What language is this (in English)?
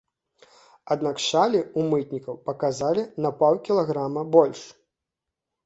Belarusian